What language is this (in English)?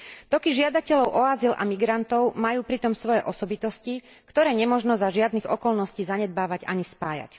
Slovak